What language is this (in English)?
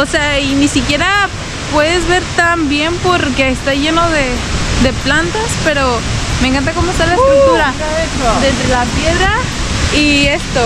Spanish